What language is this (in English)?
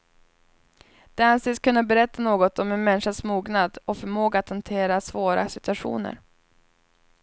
Swedish